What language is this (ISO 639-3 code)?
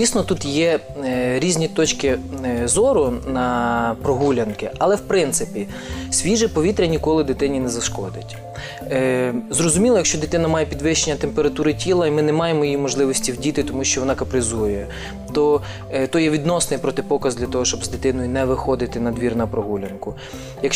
ukr